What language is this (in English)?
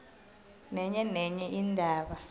South Ndebele